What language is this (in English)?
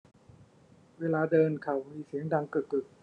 Thai